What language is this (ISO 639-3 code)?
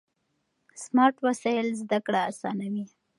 pus